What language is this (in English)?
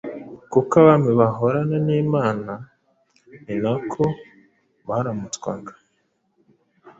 Kinyarwanda